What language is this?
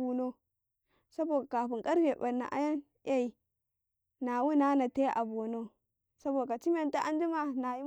Karekare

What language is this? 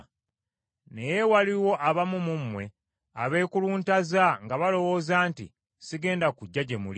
Ganda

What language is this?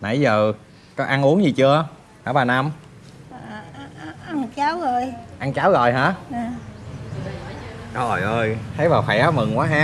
Vietnamese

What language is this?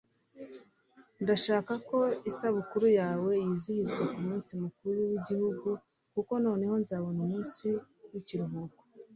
Kinyarwanda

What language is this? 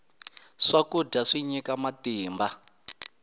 Tsonga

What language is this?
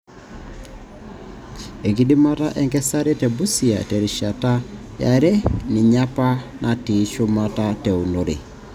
Masai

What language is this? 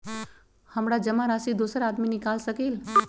Magahi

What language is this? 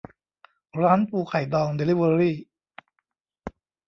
Thai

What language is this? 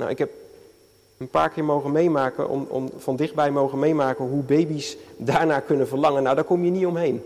Dutch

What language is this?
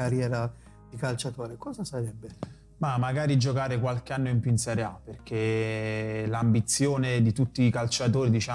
Italian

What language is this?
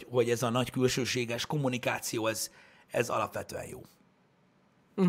Hungarian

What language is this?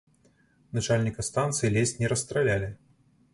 Belarusian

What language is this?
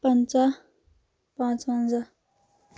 Kashmiri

